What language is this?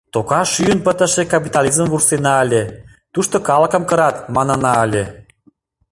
Mari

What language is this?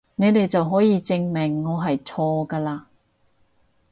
Cantonese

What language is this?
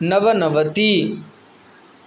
Sanskrit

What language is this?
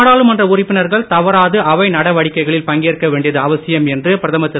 Tamil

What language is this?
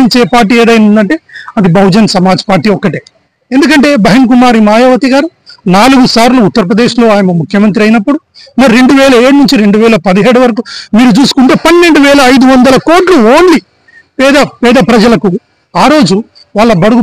Telugu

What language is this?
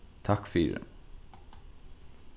Faroese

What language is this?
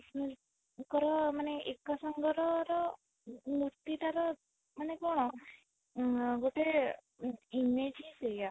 Odia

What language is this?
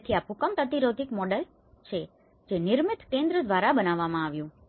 Gujarati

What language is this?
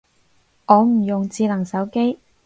Cantonese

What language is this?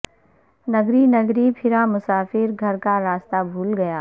Urdu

